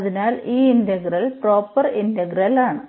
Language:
Malayalam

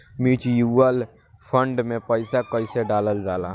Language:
Bhojpuri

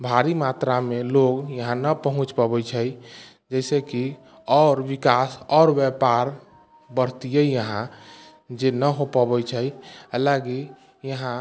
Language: Maithili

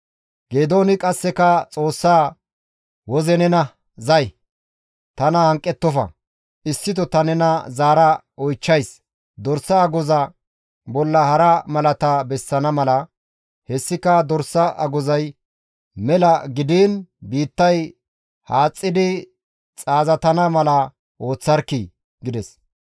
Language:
Gamo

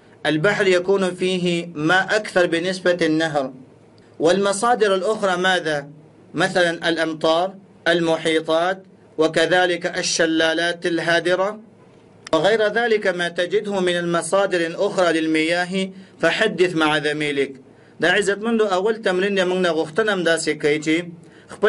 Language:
Arabic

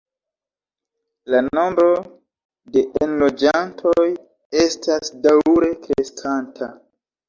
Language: Esperanto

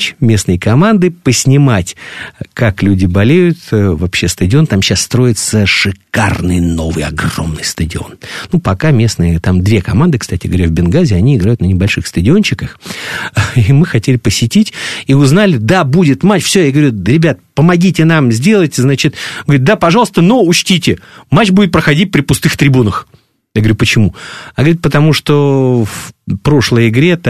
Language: Russian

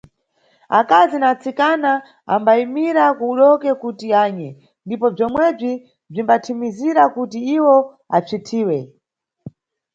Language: Nyungwe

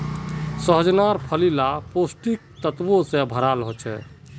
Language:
Magahi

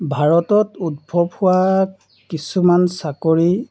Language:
Assamese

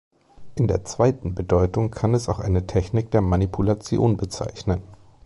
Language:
German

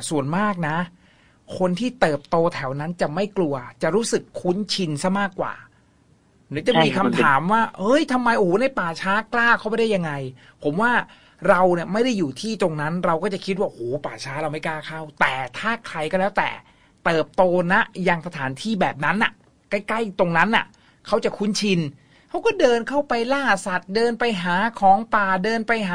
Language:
Thai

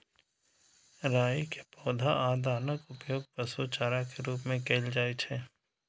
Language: Maithili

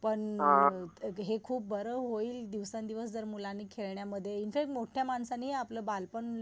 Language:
Marathi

